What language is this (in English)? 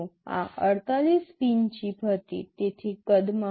Gujarati